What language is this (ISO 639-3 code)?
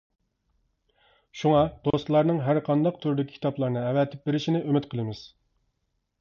uig